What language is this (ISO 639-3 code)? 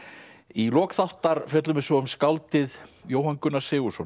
isl